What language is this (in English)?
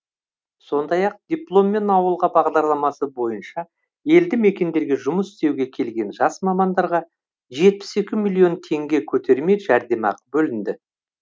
Kazakh